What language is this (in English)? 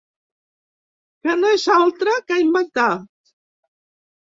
Catalan